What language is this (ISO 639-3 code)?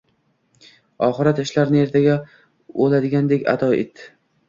uzb